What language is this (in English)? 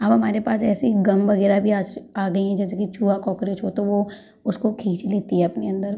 Hindi